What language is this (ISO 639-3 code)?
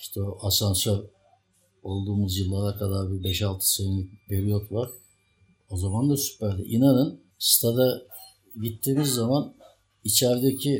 tur